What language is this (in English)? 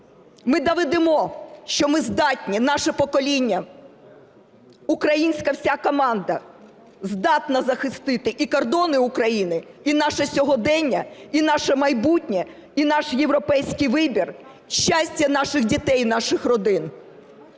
Ukrainian